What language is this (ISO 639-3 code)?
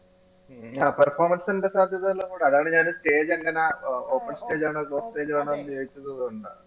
mal